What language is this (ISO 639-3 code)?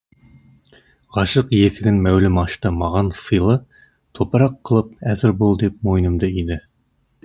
kaz